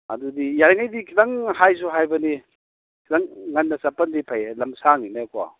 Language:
Manipuri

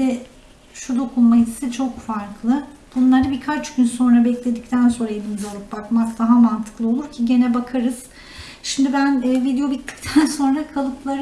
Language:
Turkish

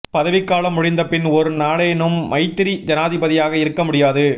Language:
Tamil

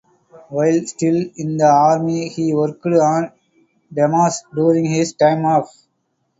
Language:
English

